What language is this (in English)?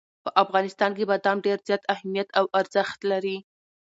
Pashto